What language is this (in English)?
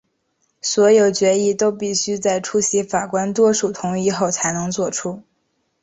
Chinese